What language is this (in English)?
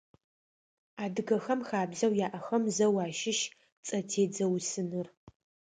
Adyghe